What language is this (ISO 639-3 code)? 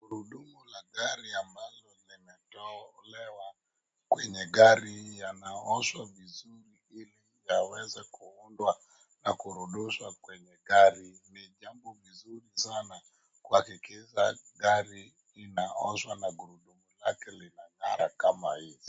swa